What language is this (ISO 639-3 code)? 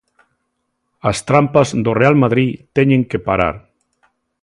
glg